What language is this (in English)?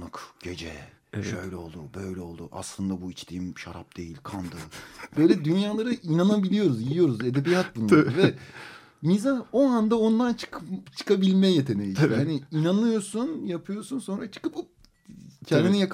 Turkish